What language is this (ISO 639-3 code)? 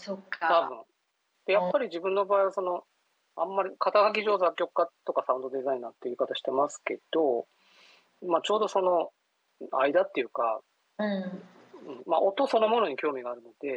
jpn